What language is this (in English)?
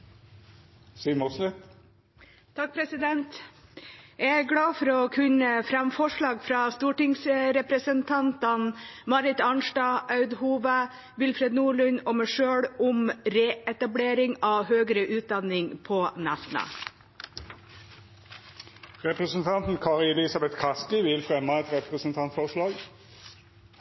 Norwegian